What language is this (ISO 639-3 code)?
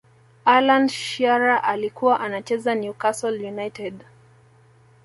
swa